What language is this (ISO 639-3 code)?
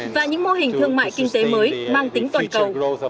vie